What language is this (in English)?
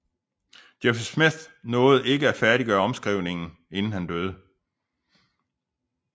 Danish